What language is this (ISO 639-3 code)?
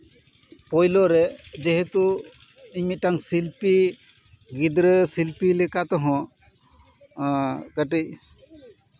sat